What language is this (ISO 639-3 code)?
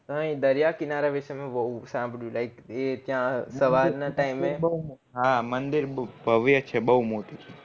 guj